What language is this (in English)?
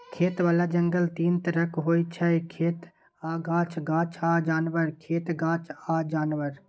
Maithili